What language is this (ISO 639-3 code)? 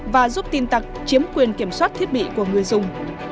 vie